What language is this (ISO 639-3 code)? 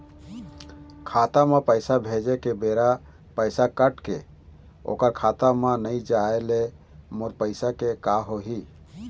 hne